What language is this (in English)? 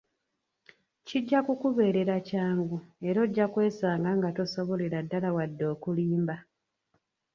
Ganda